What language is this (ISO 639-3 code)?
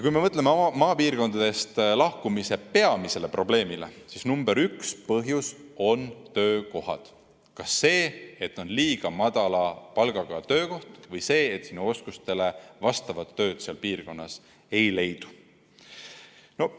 est